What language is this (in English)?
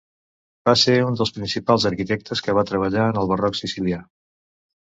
Catalan